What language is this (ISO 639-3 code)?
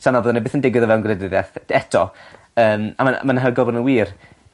cym